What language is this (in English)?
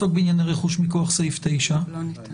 Hebrew